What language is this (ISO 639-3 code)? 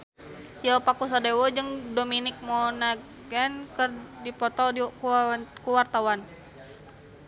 sun